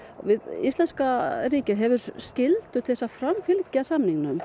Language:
Icelandic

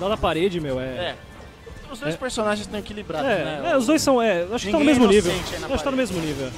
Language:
Portuguese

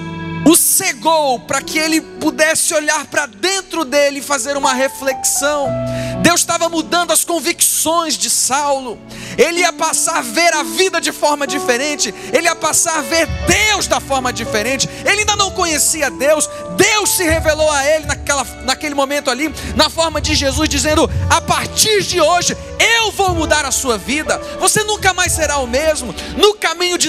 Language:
Portuguese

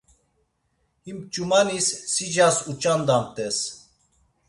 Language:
Laz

